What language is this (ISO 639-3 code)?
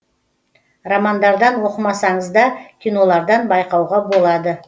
kaz